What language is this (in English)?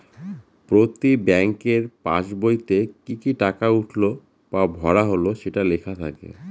Bangla